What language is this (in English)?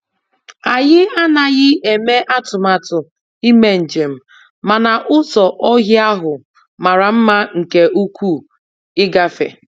Igbo